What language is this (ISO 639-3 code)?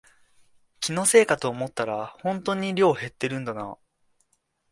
jpn